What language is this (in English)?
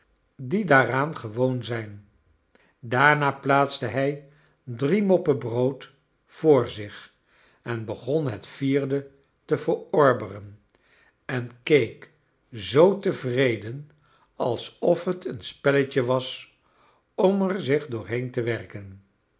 Dutch